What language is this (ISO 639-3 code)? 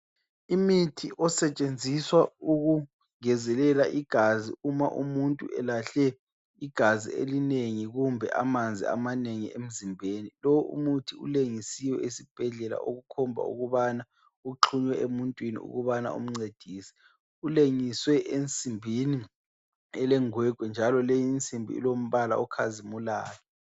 nde